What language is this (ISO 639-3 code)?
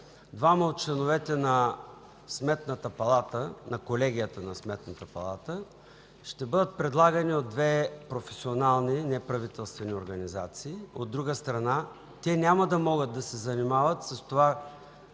bul